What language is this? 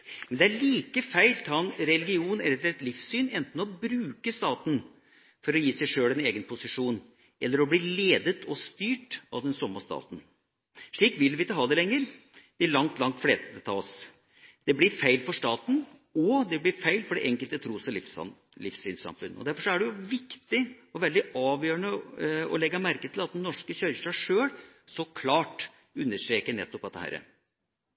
Norwegian Bokmål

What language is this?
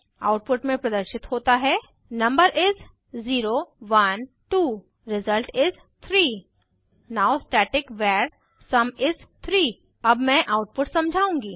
Hindi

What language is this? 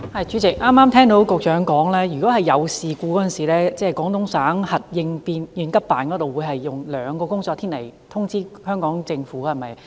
Cantonese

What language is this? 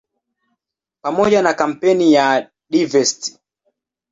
Swahili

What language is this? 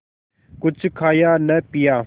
Hindi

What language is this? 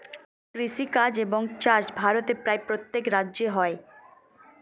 Bangla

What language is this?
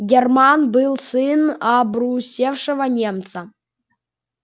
Russian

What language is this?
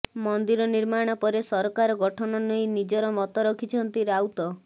Odia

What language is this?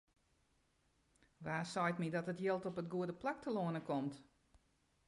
Western Frisian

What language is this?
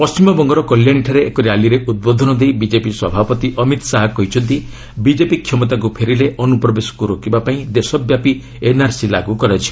Odia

